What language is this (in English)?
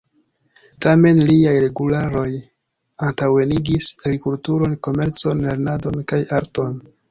Esperanto